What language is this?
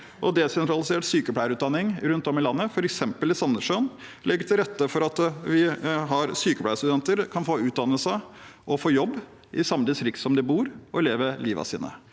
Norwegian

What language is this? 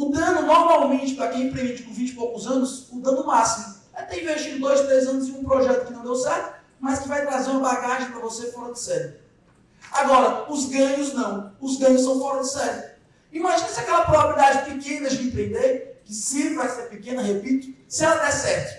Portuguese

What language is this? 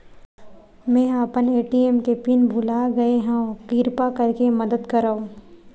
Chhattisgarhi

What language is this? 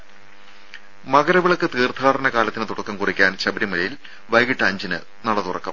Malayalam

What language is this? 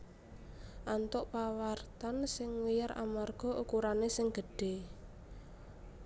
Javanese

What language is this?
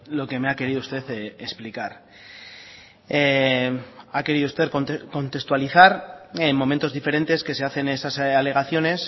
Spanish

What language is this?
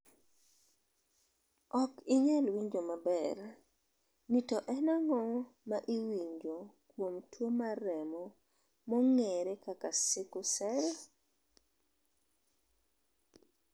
Luo (Kenya and Tanzania)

